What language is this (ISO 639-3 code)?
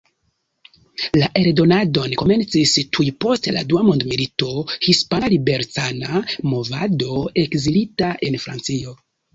epo